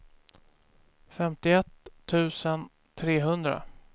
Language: Swedish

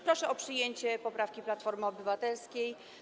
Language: Polish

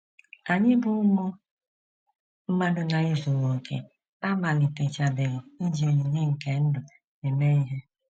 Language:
Igbo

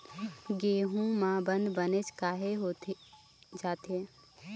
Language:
Chhattisgarhi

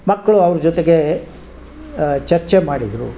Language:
Kannada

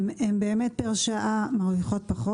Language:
Hebrew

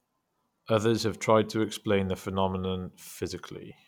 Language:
English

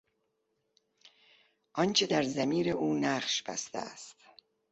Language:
Persian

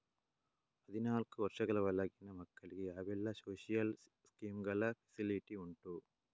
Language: Kannada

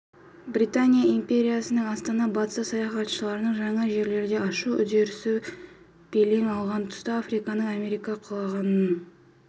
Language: Kazakh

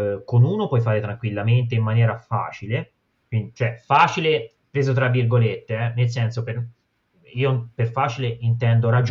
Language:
Italian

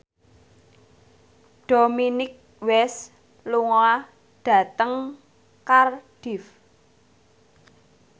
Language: Javanese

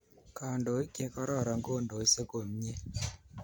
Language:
Kalenjin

